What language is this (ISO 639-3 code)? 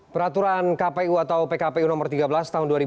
ind